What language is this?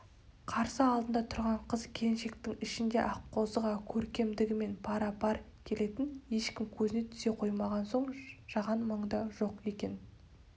Kazakh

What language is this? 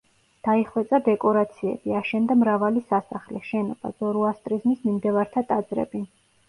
Georgian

